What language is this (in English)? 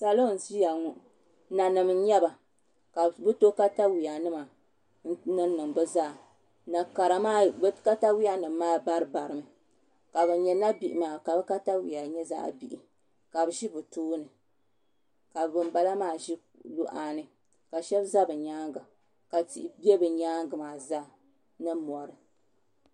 Dagbani